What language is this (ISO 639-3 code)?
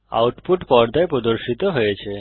ben